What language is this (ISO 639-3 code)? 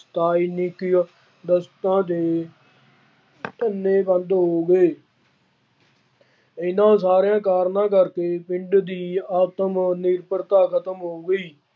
pan